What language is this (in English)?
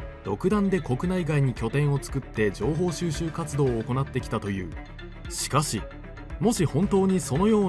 Japanese